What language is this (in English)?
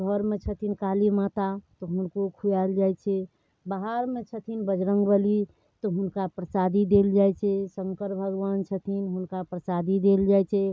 Maithili